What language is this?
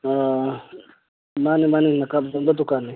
Manipuri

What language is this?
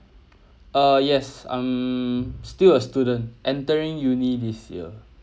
English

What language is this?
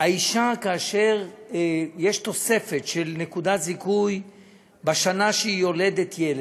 Hebrew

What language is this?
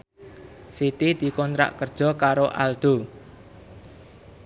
Javanese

